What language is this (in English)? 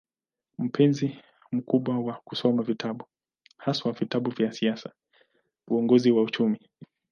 Swahili